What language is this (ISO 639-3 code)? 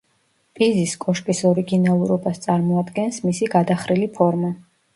kat